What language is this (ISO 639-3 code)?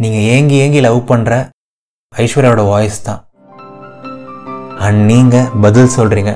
tam